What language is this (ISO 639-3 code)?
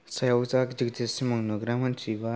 brx